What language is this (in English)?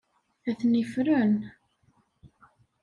Kabyle